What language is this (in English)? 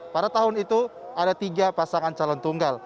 Indonesian